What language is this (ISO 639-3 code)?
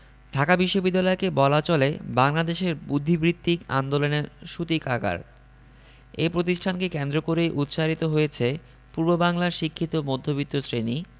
ben